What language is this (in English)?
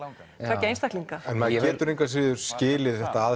Icelandic